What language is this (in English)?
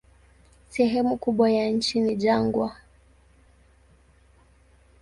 Swahili